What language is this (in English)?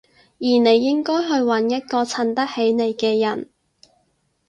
Cantonese